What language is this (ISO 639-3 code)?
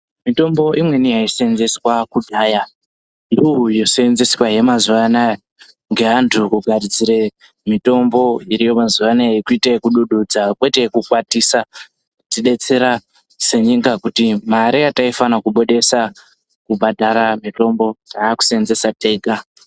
ndc